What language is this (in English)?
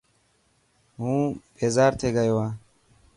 Dhatki